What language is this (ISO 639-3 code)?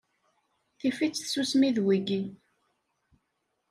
kab